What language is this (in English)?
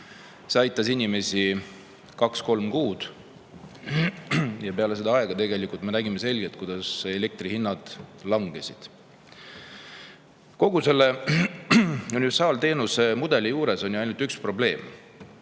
Estonian